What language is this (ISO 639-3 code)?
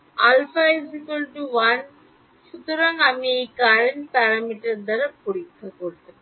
ben